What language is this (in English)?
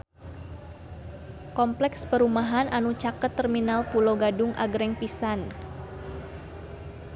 Sundanese